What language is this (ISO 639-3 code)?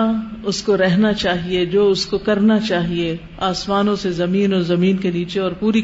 urd